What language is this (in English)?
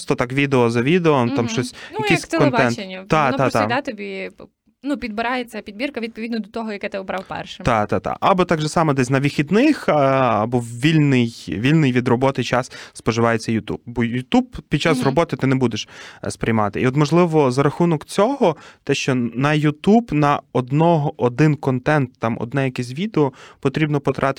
Ukrainian